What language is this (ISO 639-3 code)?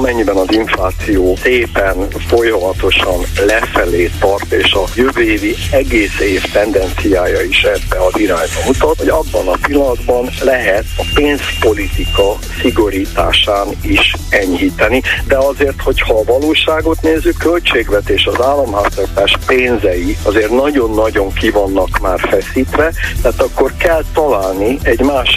hun